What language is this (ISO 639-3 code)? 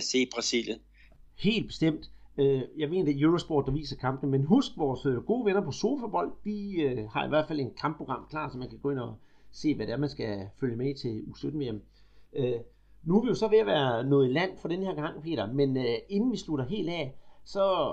dan